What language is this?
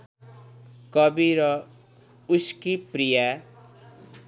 Nepali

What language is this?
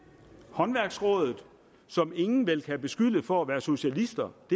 Danish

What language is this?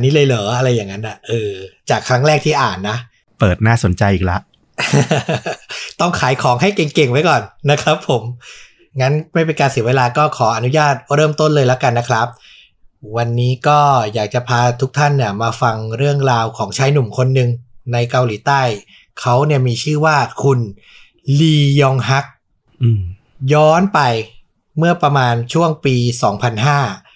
Thai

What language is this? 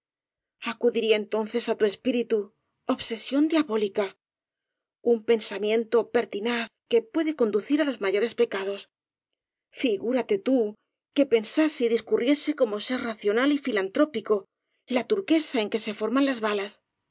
Spanish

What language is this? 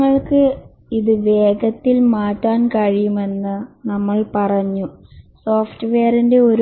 Malayalam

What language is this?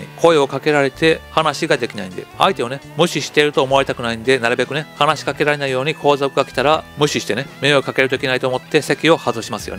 Japanese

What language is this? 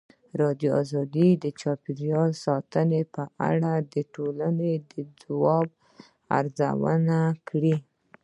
Pashto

